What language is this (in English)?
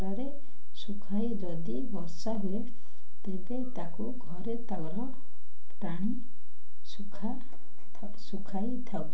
Odia